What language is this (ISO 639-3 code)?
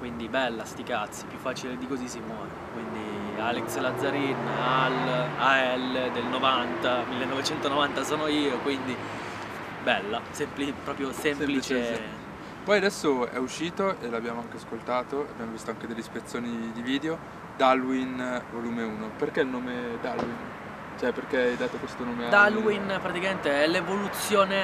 ita